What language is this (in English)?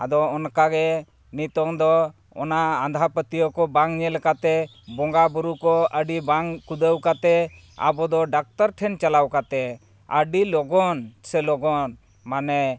Santali